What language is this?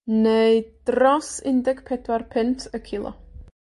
Welsh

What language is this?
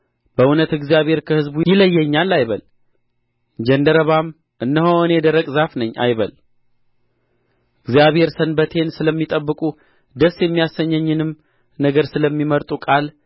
Amharic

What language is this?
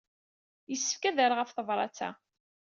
Kabyle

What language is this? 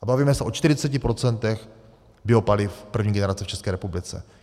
Czech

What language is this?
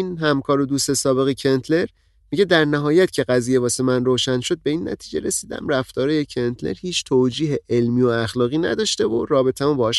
Persian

